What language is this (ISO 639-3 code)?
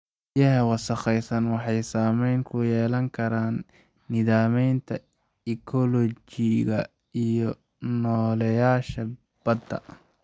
som